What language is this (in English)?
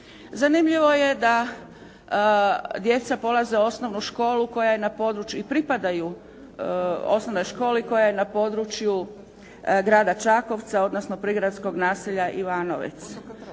Croatian